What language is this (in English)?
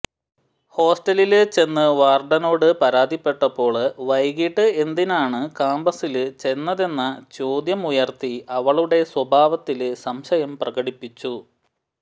Malayalam